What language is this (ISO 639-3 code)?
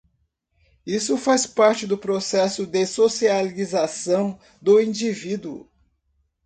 por